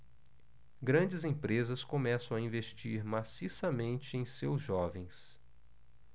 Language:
Portuguese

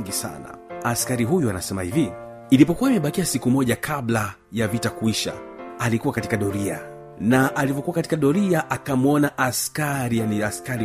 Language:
Swahili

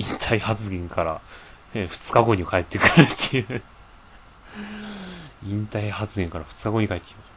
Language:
Japanese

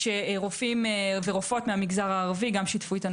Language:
Hebrew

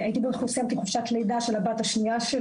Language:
Hebrew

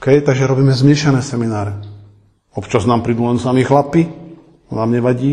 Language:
Slovak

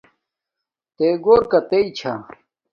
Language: Domaaki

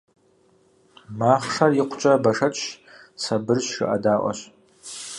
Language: Kabardian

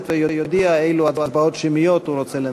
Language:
Hebrew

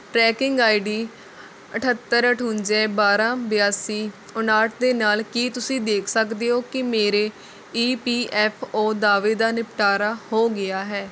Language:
Punjabi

